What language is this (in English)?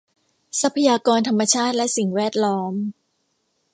Thai